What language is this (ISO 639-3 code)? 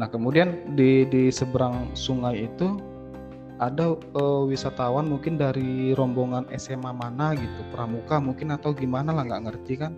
ind